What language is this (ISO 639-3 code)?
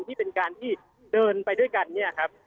tha